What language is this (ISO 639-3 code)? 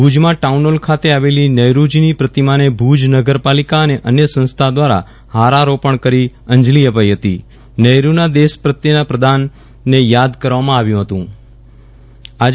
guj